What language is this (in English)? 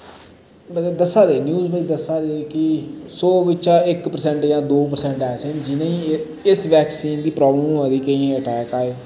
Dogri